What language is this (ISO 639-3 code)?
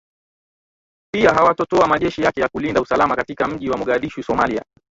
swa